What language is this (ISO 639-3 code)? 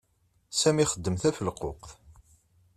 kab